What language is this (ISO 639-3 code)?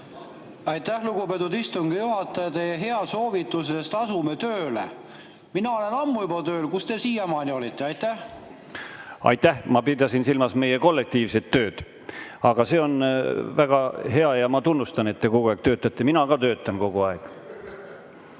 est